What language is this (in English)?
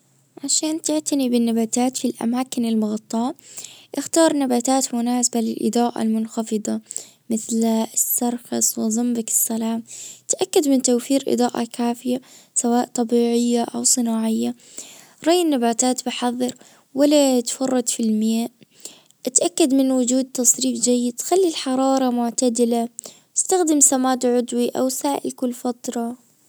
Najdi Arabic